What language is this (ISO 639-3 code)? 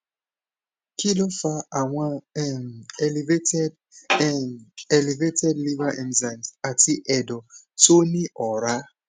yor